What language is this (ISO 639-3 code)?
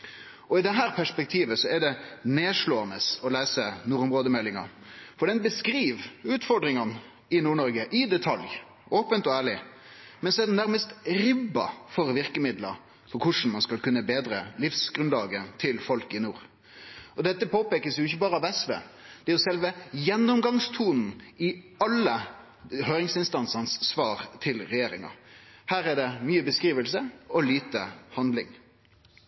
nno